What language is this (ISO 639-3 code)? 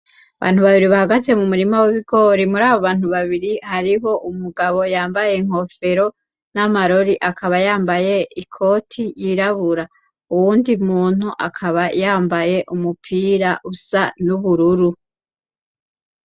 run